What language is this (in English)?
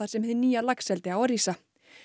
Icelandic